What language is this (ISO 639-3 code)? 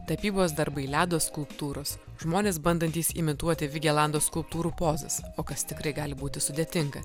lit